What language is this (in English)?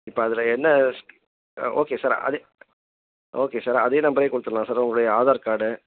Tamil